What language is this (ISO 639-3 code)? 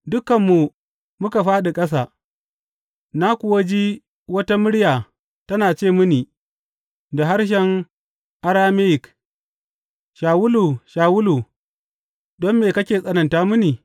hau